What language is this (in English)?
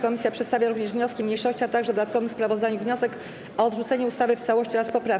Polish